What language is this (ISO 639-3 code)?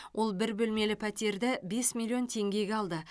kaz